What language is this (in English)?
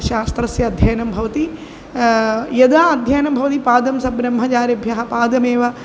Sanskrit